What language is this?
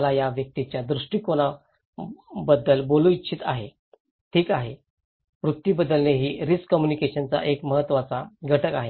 Marathi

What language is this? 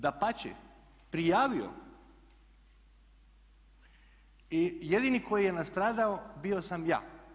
Croatian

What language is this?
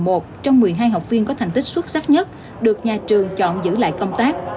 Vietnamese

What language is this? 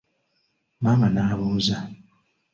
Ganda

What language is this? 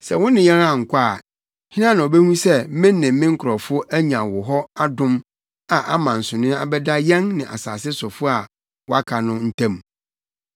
Akan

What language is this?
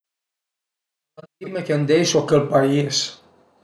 Piedmontese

